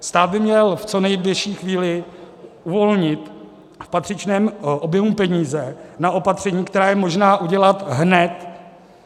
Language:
Czech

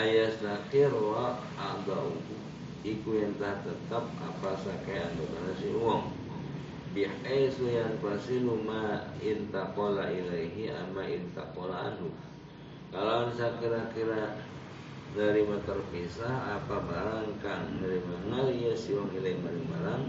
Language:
Indonesian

